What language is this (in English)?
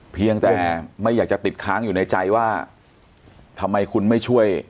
Thai